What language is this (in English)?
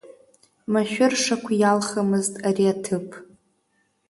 Abkhazian